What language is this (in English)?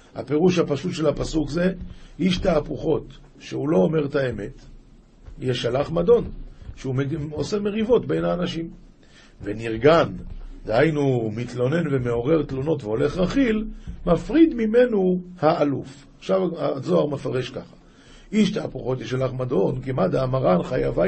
Hebrew